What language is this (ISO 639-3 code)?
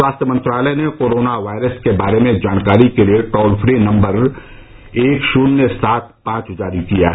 hin